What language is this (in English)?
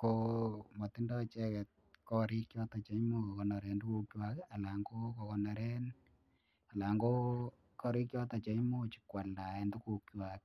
Kalenjin